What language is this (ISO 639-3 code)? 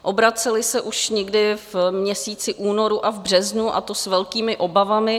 ces